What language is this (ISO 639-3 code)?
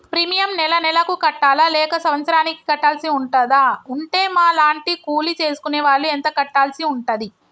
tel